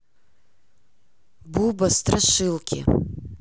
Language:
Russian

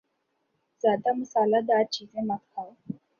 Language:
Urdu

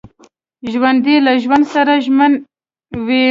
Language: Pashto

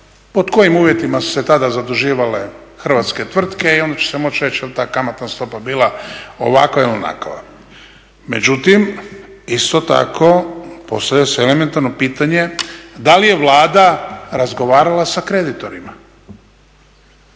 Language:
Croatian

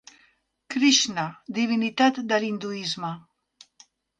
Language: Catalan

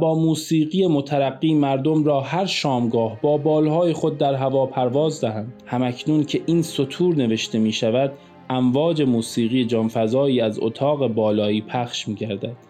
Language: Persian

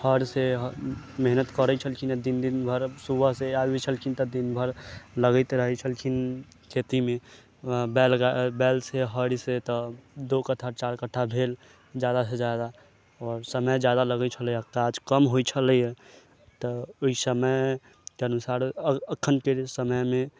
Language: Maithili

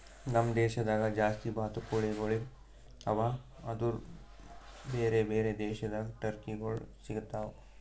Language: Kannada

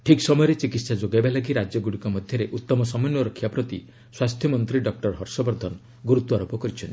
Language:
Odia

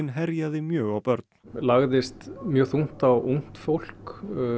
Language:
Icelandic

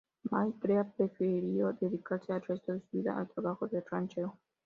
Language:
Spanish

